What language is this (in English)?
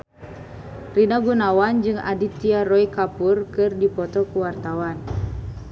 Sundanese